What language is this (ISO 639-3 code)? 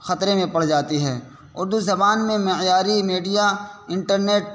urd